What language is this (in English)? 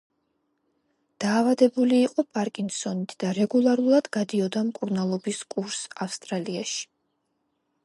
Georgian